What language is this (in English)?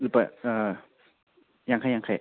Manipuri